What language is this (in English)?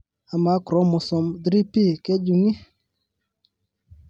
Masai